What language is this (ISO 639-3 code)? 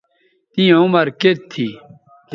btv